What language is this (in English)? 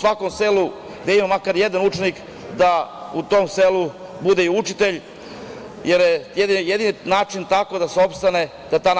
Serbian